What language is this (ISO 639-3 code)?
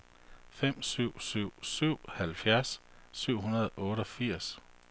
dan